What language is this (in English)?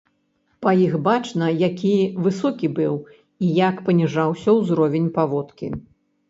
Belarusian